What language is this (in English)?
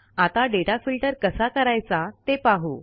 Marathi